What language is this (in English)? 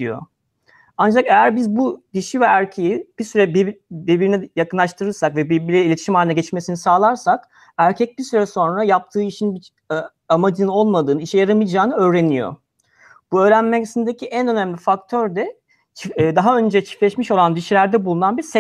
Turkish